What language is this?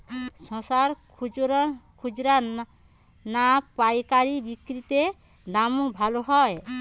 Bangla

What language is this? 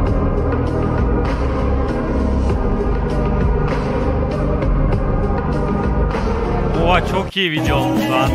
Turkish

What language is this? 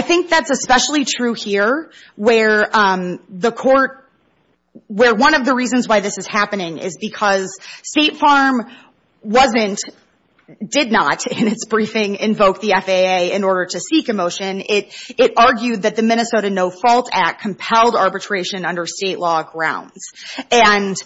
English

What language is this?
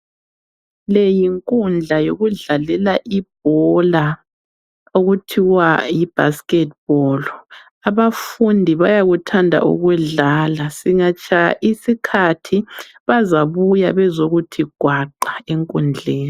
North Ndebele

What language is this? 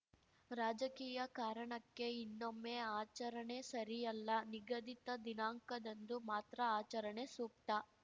Kannada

